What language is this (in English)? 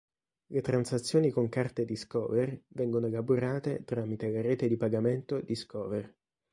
Italian